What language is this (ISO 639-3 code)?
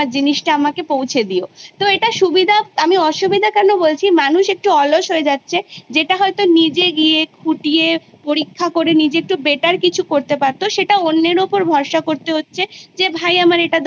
ben